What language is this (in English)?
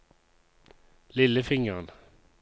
Norwegian